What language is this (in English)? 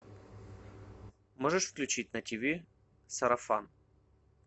Russian